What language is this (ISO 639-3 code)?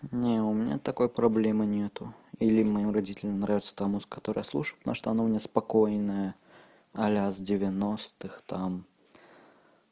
rus